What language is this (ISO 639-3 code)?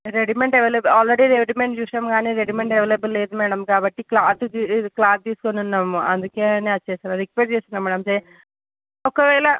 tel